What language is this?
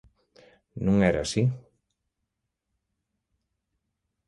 Galician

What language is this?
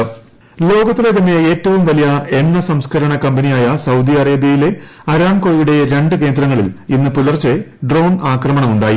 Malayalam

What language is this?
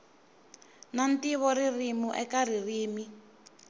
Tsonga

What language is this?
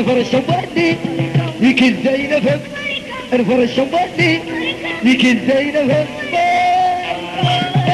Arabic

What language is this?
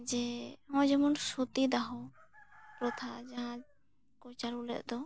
Santali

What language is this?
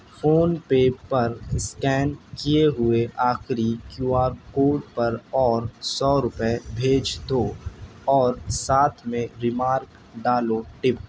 Urdu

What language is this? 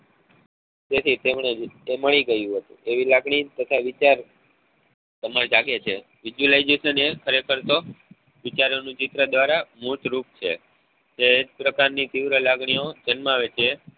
Gujarati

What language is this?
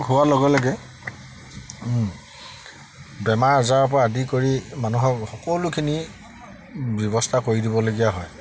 Assamese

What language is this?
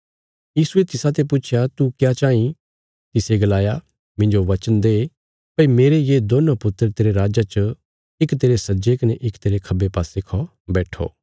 Bilaspuri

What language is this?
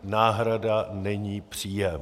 Czech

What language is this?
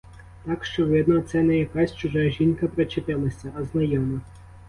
Ukrainian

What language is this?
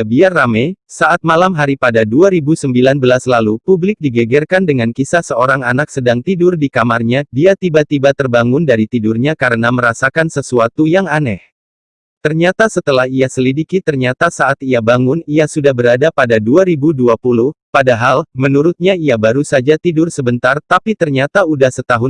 Indonesian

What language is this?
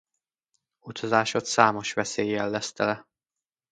Hungarian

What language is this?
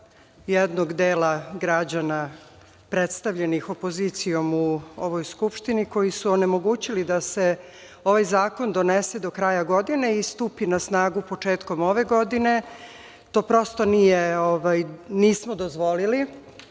Serbian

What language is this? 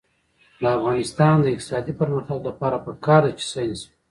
Pashto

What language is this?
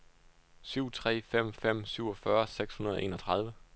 Danish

